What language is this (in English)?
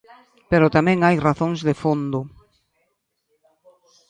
Galician